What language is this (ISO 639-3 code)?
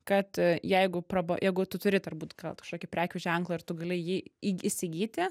lit